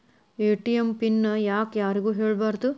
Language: Kannada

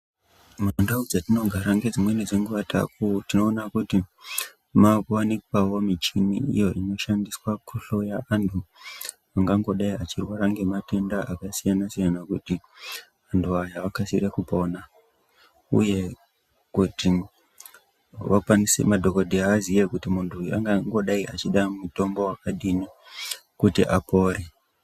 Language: Ndau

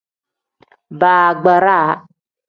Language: Tem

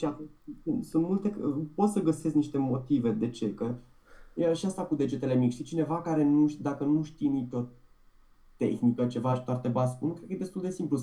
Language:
Romanian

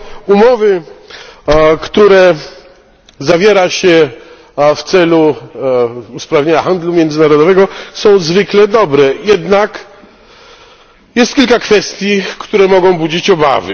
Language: Polish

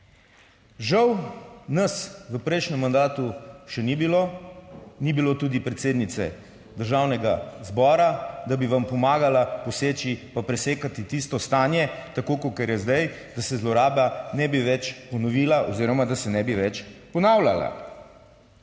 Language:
Slovenian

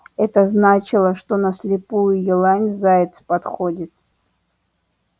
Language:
Russian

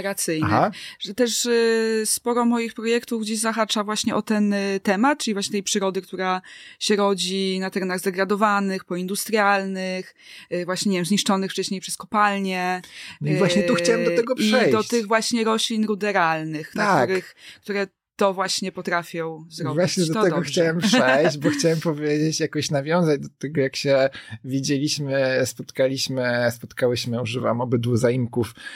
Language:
Polish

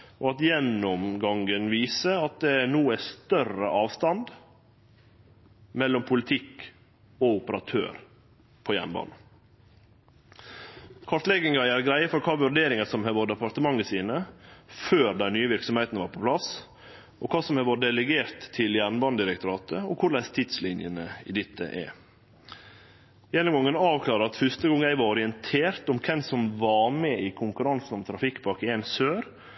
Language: Norwegian Nynorsk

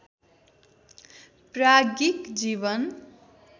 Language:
Nepali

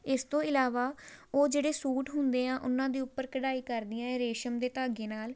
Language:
Punjabi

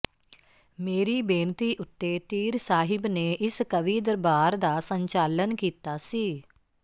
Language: Punjabi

